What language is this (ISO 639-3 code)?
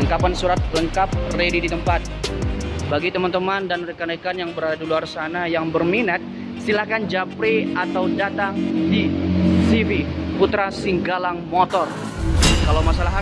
ind